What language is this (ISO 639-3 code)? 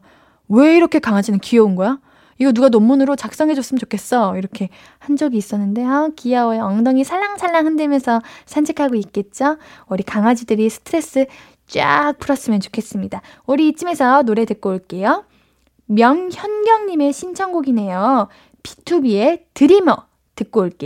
kor